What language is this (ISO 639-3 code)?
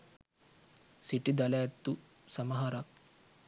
sin